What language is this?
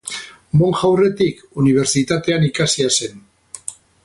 Basque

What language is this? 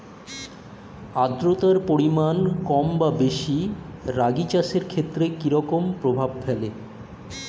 Bangla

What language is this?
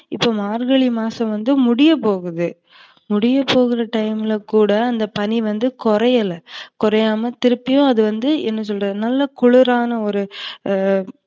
Tamil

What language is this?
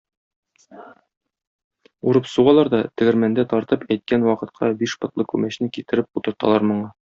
Tatar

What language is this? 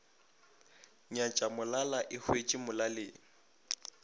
Northern Sotho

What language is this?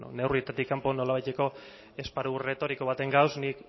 Basque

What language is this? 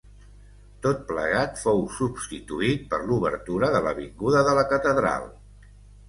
Catalan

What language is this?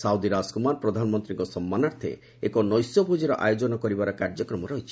Odia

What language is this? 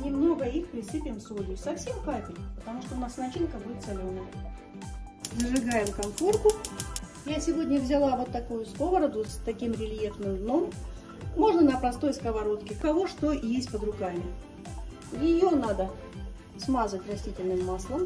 Russian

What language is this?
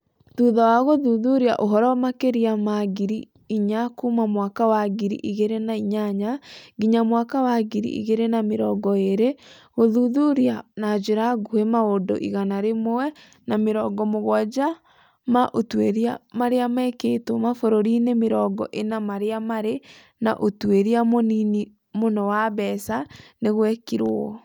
Kikuyu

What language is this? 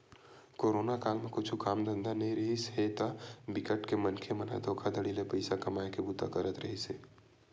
Chhattisgarhi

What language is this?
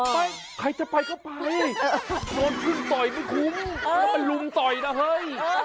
Thai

